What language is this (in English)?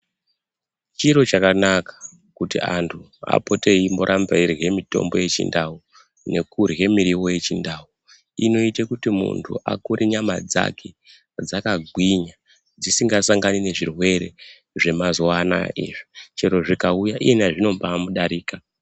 Ndau